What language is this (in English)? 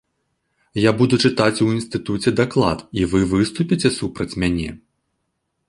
Belarusian